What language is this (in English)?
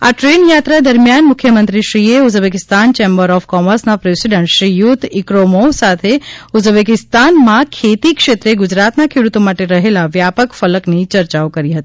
Gujarati